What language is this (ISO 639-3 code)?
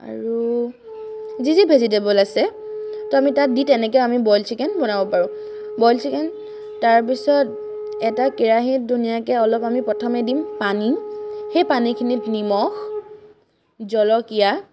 asm